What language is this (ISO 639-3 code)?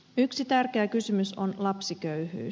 fin